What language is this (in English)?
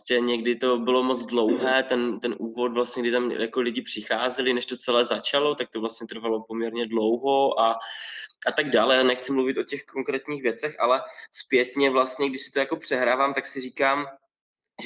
Czech